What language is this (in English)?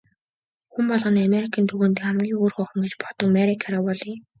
Mongolian